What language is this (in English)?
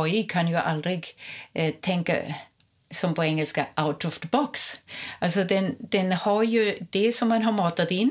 Swedish